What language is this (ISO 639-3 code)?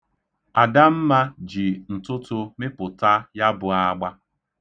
ibo